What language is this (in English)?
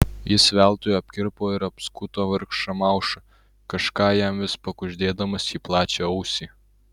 Lithuanian